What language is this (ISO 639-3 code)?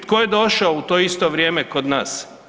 hrv